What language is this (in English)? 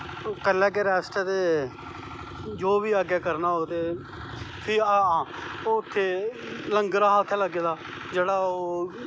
Dogri